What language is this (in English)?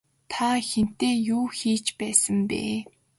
Mongolian